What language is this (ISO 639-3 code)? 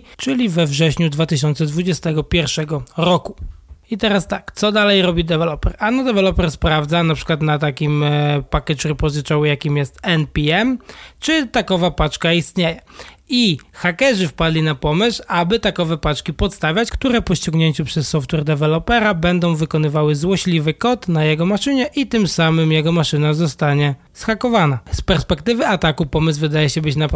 pol